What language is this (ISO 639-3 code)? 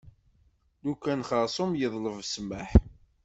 kab